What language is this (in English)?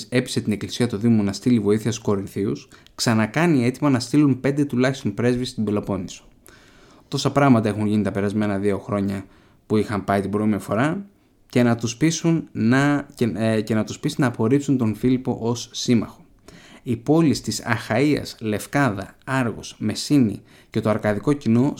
Greek